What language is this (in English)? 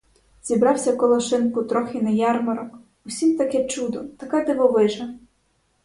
Ukrainian